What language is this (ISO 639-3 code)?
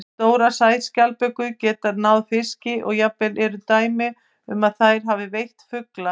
isl